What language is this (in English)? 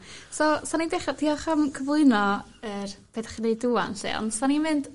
Welsh